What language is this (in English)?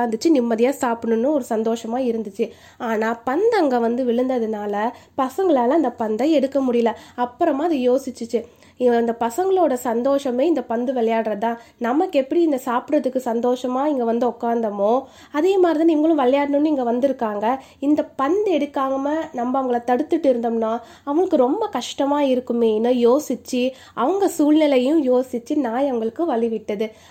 Tamil